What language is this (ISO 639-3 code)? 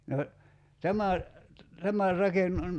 fin